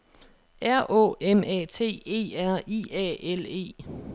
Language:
Danish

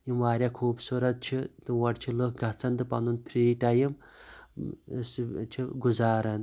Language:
Kashmiri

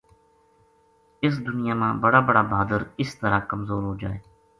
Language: Gujari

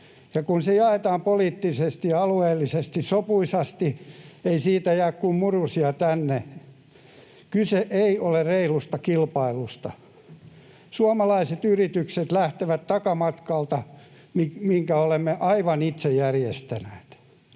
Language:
Finnish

